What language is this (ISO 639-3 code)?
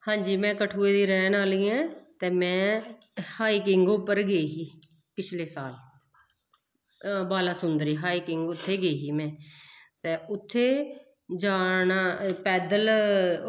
doi